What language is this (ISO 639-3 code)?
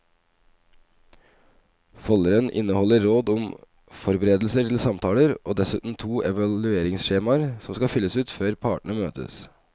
nor